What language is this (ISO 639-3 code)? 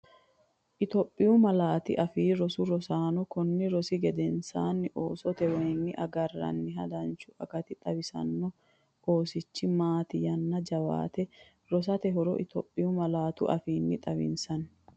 sid